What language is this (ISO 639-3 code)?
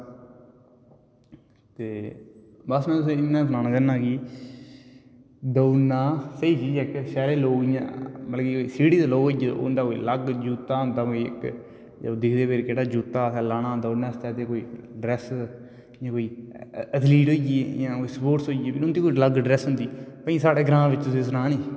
doi